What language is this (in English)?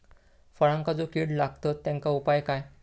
Marathi